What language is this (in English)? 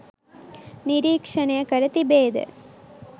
Sinhala